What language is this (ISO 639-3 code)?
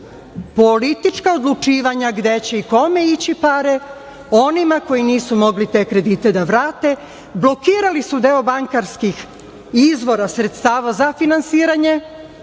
srp